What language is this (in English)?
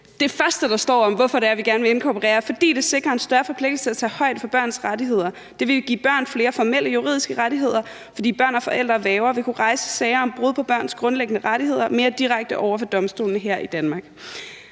Danish